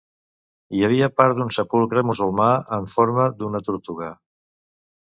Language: Catalan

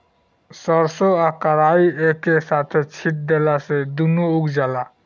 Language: Bhojpuri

